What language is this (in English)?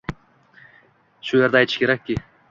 Uzbek